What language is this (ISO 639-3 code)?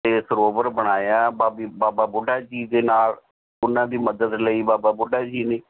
pan